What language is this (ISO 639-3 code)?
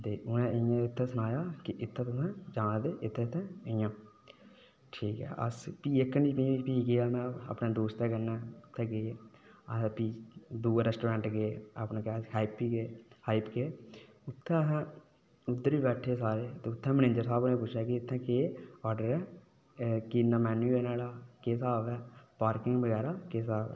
doi